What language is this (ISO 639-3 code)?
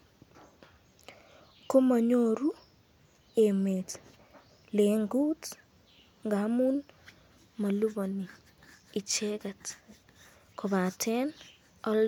kln